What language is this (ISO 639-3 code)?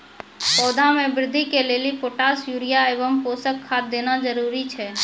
mai